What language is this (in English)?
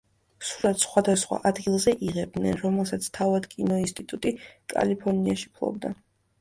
Georgian